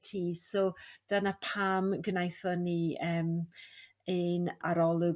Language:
Welsh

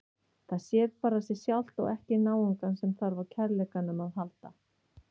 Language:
Icelandic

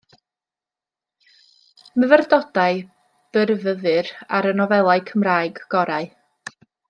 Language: Welsh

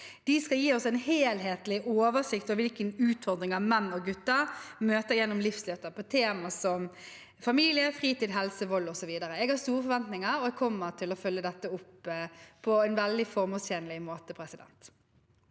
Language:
Norwegian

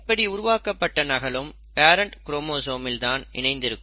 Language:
Tamil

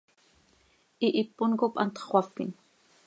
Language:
Seri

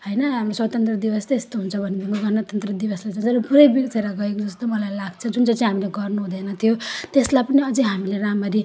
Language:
Nepali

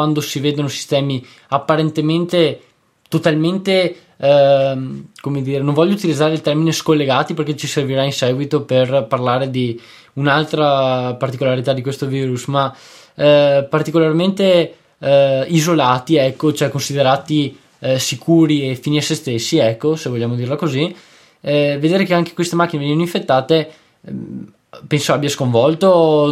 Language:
Italian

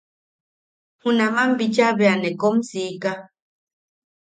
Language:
Yaqui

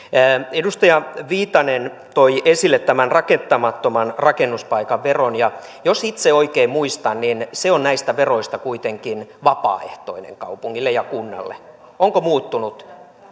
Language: Finnish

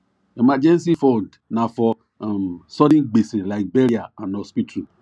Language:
Nigerian Pidgin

